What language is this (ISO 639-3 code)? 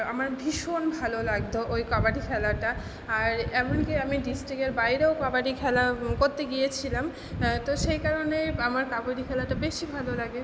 ben